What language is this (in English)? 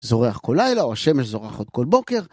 Hebrew